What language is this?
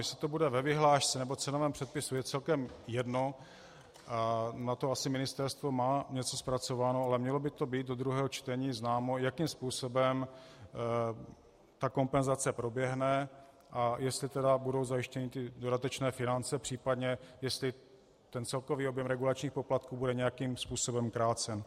Czech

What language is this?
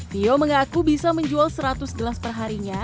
Indonesian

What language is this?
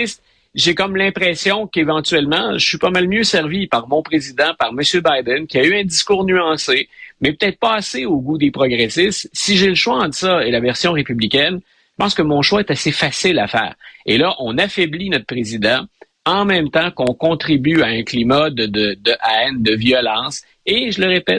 French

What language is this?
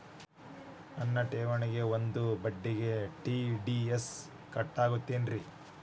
Kannada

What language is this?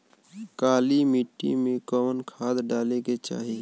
Bhojpuri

